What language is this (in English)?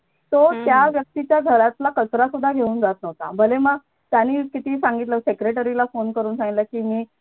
Marathi